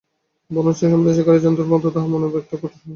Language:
Bangla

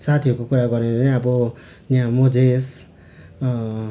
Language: Nepali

